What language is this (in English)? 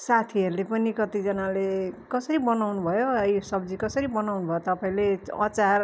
Nepali